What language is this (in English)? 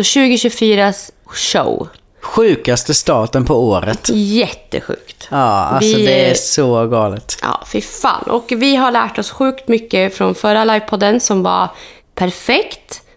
Swedish